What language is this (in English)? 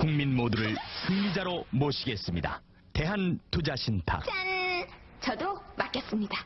Korean